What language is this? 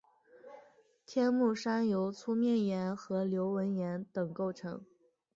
Chinese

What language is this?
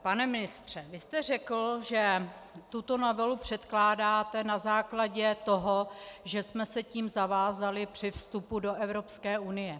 Czech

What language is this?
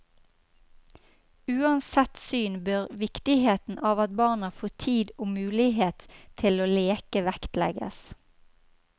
Norwegian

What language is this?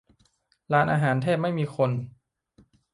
Thai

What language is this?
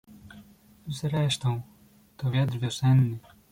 Polish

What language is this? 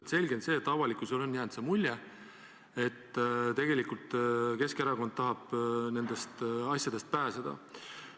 Estonian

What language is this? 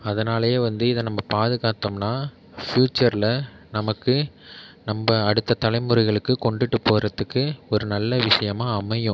Tamil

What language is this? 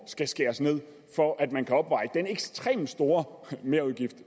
Danish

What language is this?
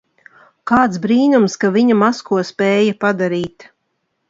Latvian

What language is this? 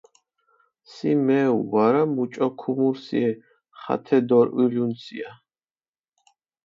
Mingrelian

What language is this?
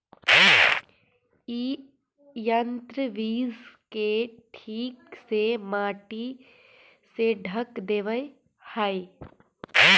Magahi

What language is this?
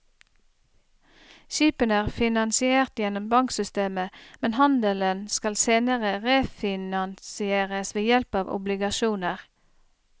Norwegian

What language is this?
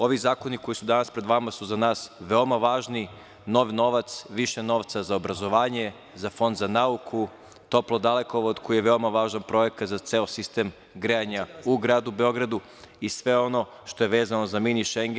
Serbian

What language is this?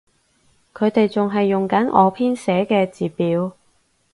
Cantonese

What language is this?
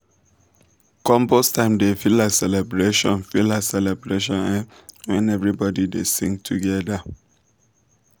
Nigerian Pidgin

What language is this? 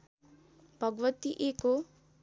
Nepali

